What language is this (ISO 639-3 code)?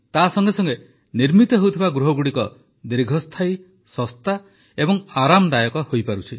ori